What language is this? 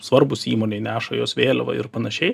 Lithuanian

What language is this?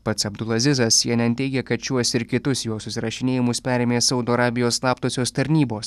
Lithuanian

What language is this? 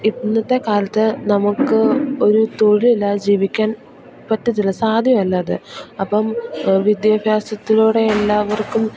Malayalam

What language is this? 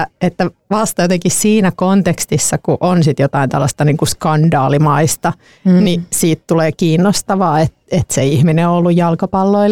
Finnish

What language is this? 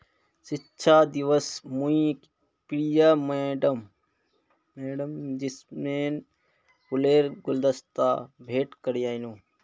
Magahi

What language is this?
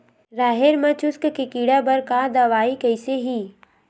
Chhattisgarhi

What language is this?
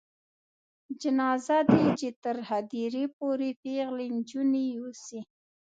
Pashto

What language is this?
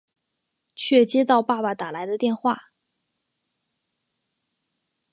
Chinese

